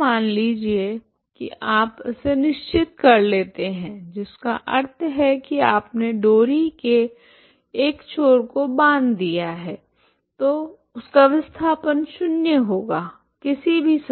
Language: Hindi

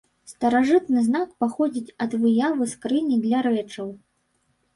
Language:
Belarusian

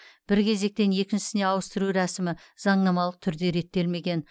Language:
Kazakh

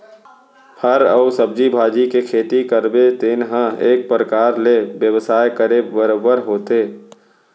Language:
Chhattisgarhi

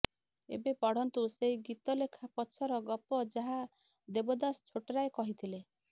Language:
Odia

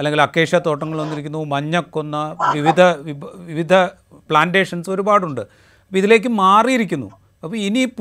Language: Malayalam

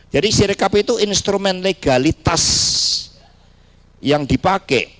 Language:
Indonesian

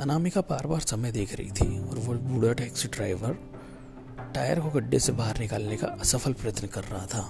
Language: Hindi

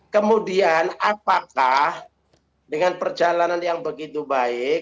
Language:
Indonesian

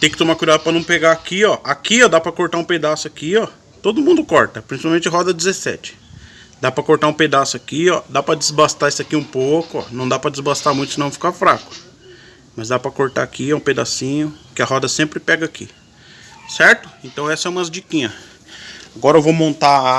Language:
Portuguese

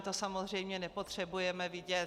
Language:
Czech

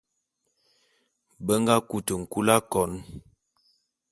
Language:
Bulu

